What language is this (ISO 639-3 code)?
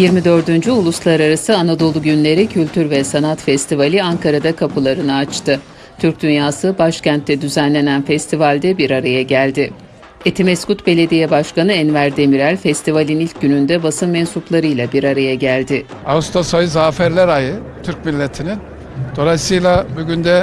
tur